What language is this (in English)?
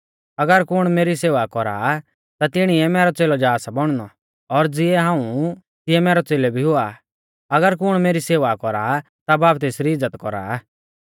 Mahasu Pahari